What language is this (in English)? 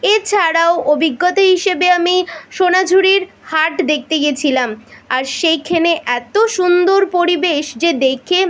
Bangla